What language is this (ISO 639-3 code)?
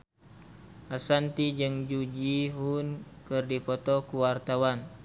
sun